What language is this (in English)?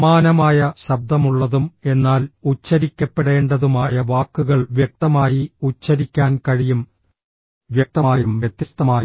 Malayalam